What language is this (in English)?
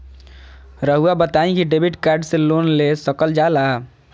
Magahi